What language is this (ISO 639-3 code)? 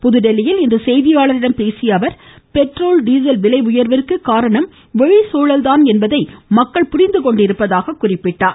tam